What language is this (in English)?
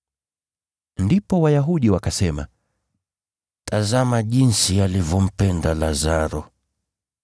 Swahili